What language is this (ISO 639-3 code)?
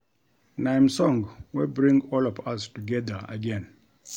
pcm